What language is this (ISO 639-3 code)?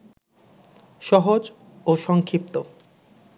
ben